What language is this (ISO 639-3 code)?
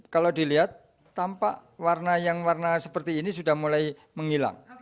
ind